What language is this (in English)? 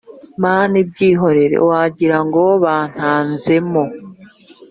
Kinyarwanda